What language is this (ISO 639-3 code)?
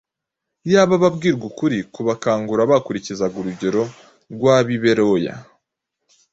kin